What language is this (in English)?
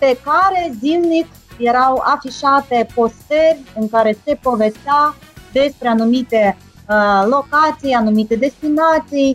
Romanian